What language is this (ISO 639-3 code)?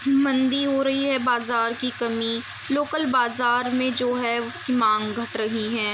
urd